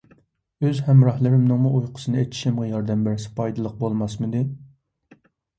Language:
Uyghur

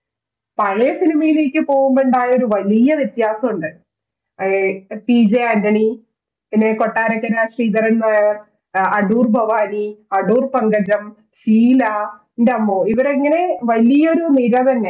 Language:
Malayalam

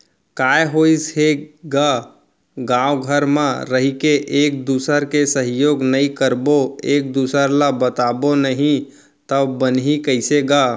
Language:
Chhattisgarhi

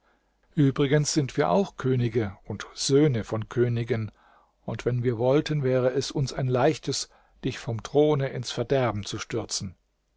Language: German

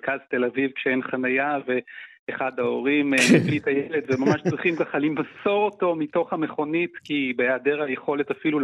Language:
Hebrew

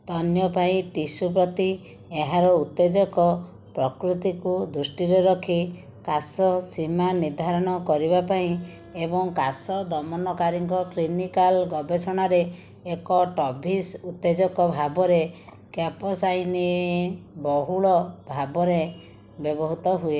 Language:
Odia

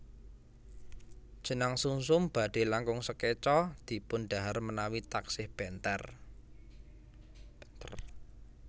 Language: Javanese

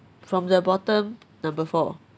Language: English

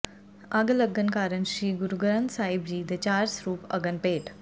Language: Punjabi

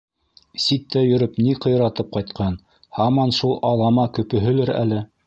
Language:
Bashkir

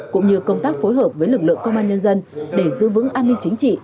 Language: Vietnamese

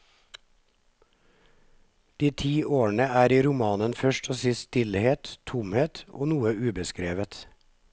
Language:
Norwegian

